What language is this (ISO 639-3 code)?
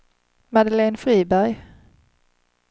swe